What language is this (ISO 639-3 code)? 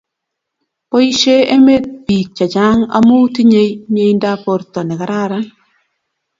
kln